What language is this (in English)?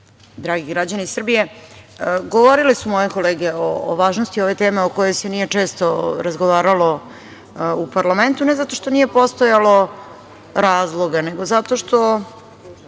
Serbian